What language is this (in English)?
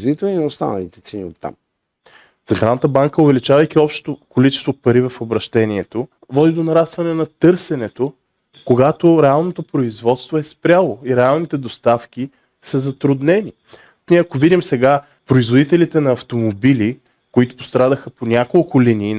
Bulgarian